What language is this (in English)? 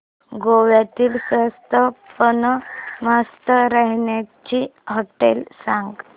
Marathi